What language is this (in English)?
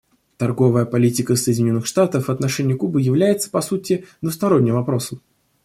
Russian